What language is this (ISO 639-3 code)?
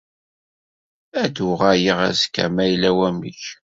kab